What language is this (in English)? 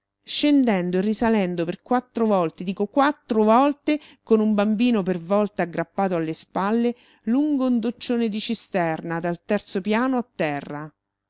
Italian